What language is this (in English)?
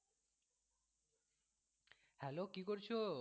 Bangla